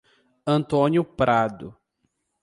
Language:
Portuguese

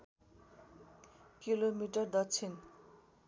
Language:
Nepali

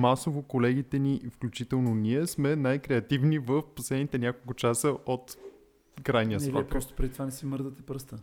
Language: Bulgarian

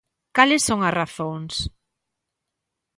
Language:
Galician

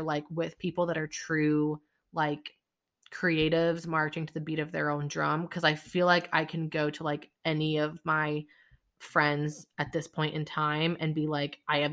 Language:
English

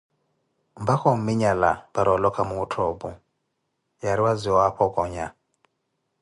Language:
Koti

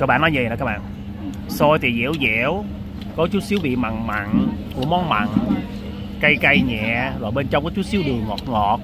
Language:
Vietnamese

